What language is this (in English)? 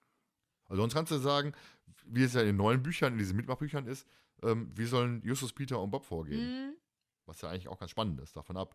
German